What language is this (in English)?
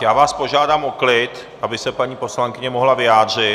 Czech